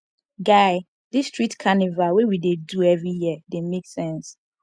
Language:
Nigerian Pidgin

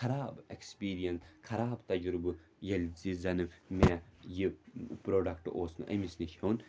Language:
Kashmiri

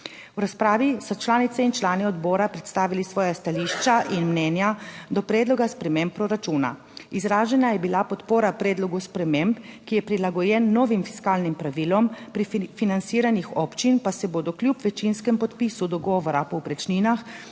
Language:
Slovenian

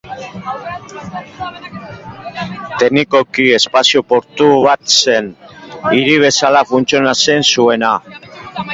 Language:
Basque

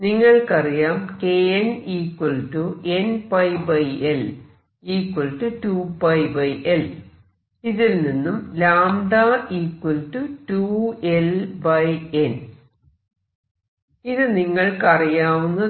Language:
Malayalam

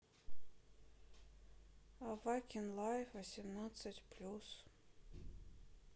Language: Russian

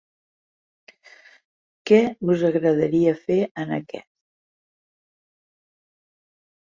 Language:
Catalan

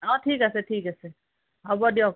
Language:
Assamese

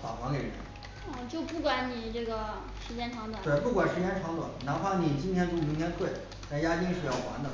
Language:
Chinese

